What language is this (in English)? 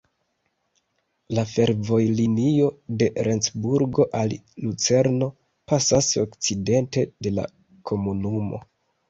Esperanto